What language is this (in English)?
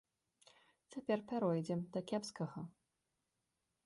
Belarusian